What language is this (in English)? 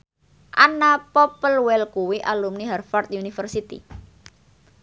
Javanese